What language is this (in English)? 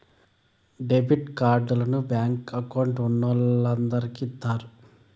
Telugu